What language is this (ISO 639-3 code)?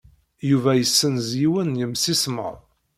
kab